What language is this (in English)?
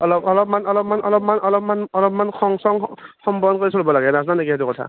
Assamese